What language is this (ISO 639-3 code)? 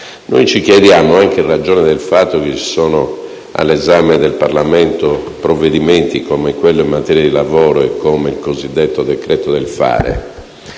ita